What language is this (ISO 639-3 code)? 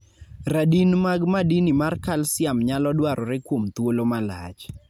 luo